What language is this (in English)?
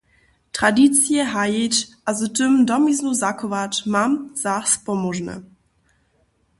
Upper Sorbian